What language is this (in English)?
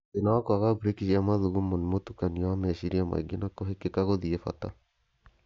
Kikuyu